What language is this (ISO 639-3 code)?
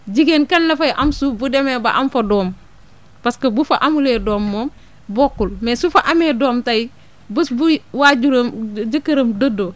wol